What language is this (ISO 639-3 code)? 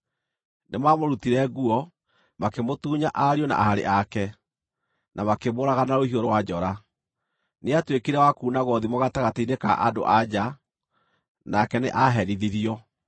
kik